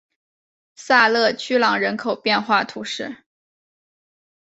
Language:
Chinese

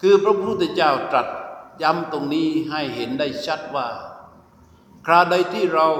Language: Thai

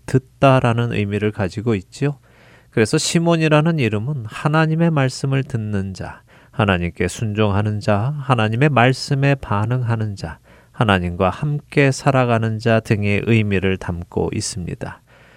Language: Korean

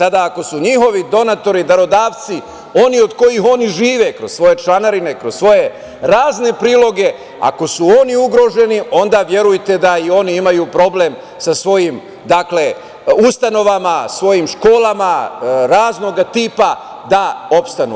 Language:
Serbian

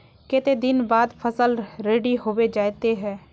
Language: Magahi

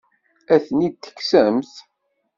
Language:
Kabyle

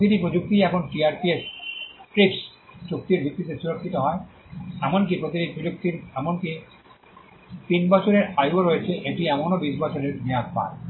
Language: Bangla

